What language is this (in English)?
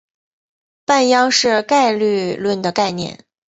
Chinese